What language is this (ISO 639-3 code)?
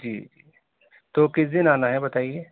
urd